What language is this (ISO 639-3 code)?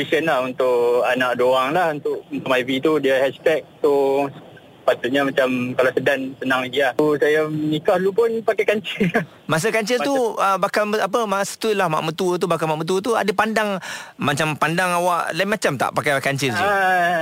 msa